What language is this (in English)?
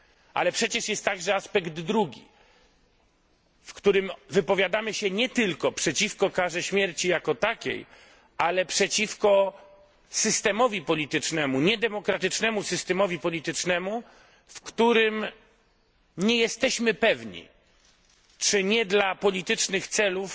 Polish